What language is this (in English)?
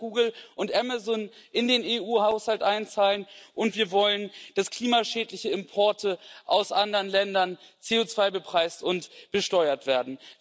German